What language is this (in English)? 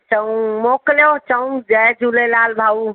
Sindhi